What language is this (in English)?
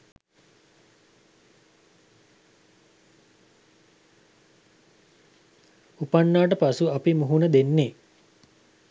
Sinhala